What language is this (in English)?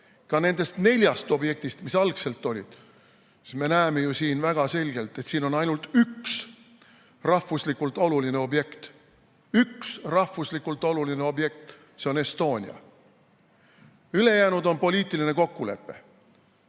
Estonian